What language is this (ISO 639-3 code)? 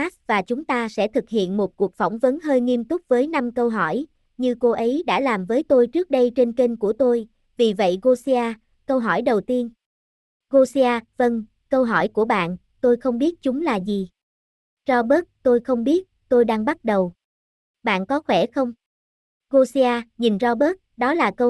vie